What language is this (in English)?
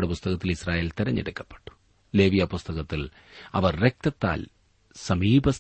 Malayalam